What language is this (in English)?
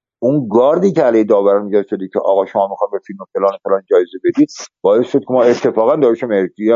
Persian